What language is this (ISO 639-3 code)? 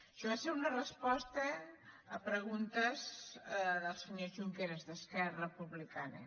cat